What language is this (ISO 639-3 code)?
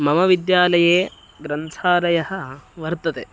san